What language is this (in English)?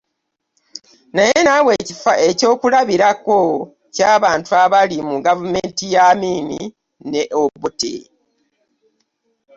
Ganda